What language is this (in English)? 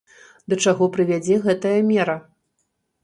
Belarusian